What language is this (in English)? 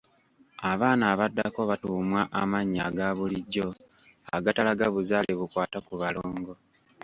Ganda